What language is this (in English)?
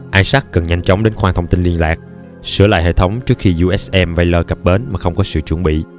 Vietnamese